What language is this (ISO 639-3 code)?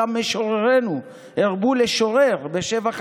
heb